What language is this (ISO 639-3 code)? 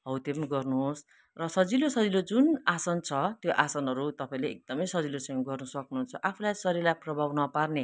nep